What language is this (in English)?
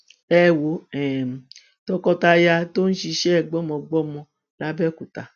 Yoruba